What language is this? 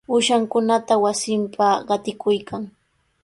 Sihuas Ancash Quechua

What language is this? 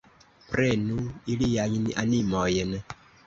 Esperanto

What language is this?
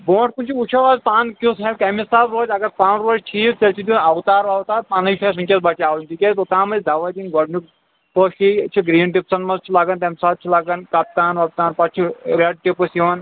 Kashmiri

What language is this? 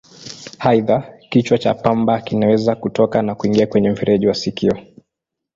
Swahili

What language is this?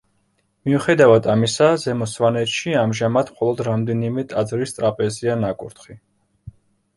Georgian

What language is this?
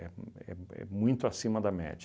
Portuguese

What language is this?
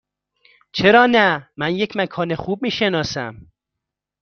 Persian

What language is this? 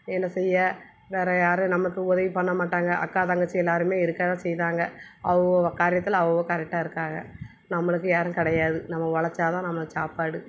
Tamil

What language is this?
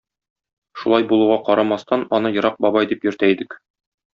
Tatar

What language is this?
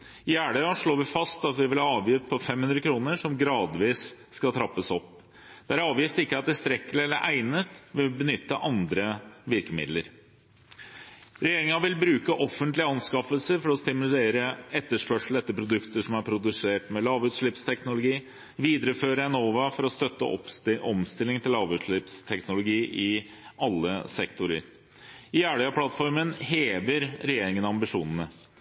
Norwegian Bokmål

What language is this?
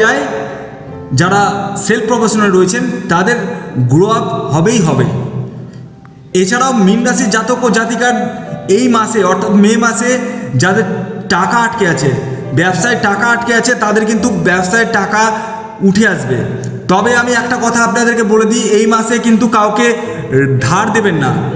Hindi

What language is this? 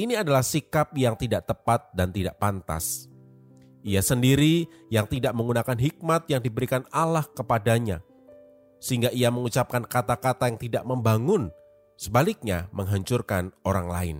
Indonesian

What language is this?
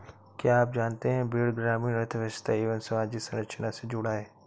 Hindi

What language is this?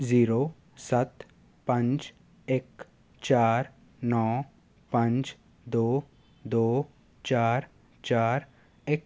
Punjabi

